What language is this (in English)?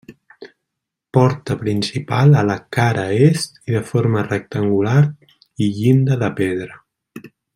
Catalan